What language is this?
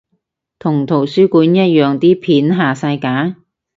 Cantonese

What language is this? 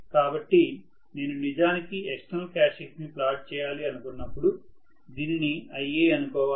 Telugu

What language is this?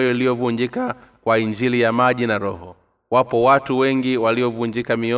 Swahili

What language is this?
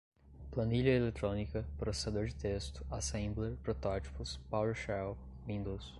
Portuguese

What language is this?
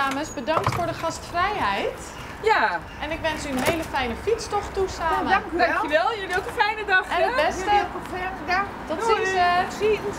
Dutch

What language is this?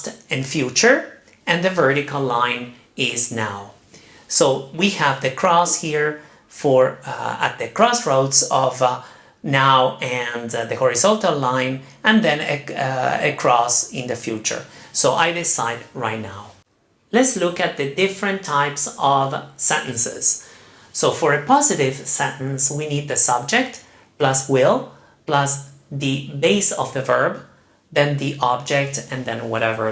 English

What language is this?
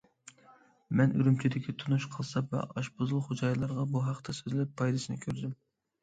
Uyghur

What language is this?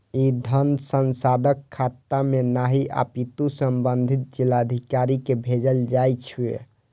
Maithili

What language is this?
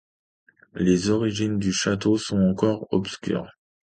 French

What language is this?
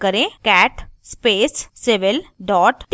Hindi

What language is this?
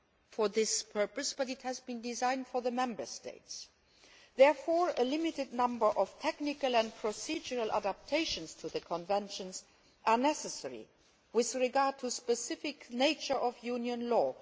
English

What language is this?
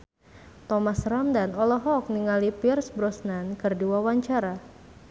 Sundanese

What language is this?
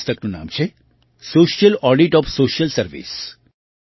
Gujarati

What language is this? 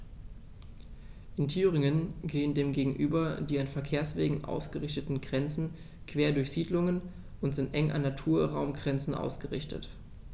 German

